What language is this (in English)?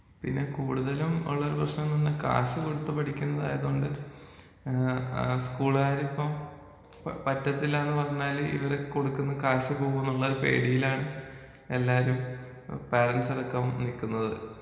Malayalam